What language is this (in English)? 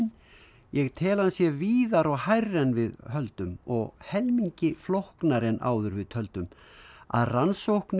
Icelandic